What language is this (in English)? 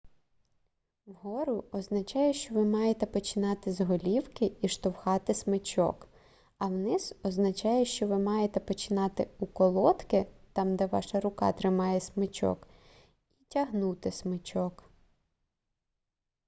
Ukrainian